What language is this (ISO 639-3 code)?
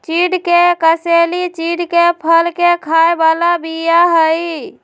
mag